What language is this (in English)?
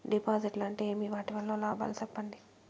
Telugu